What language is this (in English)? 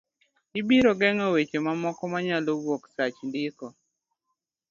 Luo (Kenya and Tanzania)